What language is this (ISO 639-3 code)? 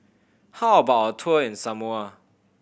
eng